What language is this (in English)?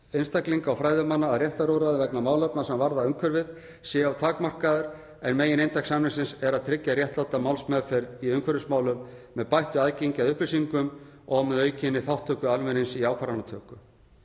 Icelandic